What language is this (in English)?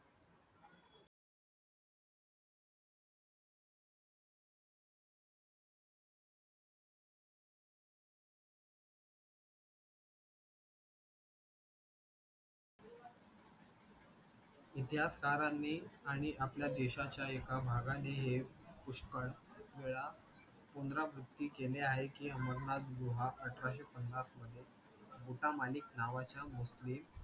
Marathi